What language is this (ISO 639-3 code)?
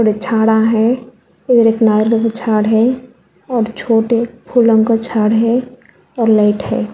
hin